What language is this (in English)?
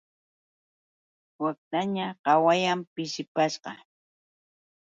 Yauyos Quechua